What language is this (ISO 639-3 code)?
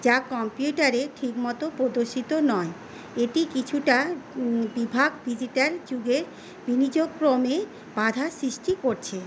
ben